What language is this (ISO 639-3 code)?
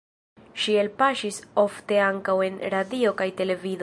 epo